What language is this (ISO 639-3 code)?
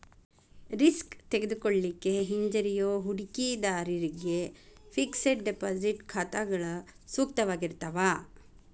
kan